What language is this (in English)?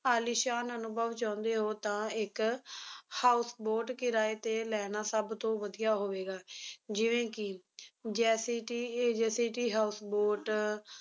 Punjabi